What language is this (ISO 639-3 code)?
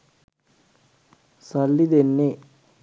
sin